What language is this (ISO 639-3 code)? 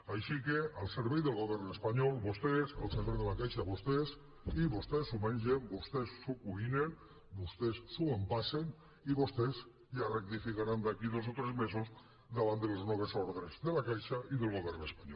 cat